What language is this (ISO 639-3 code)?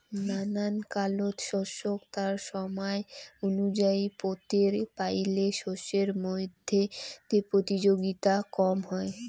ben